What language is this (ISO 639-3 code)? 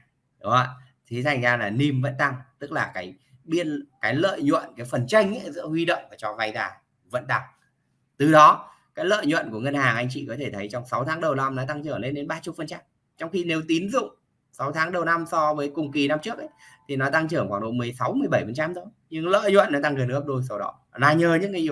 vie